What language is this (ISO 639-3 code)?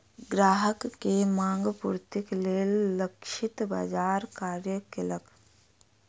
mai